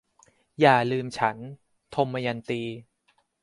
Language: Thai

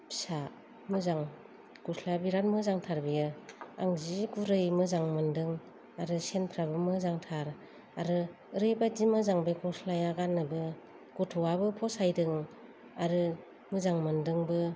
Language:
Bodo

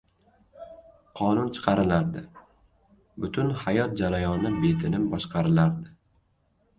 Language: Uzbek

